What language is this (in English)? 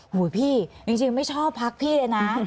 Thai